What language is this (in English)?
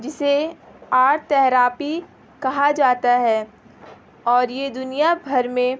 Urdu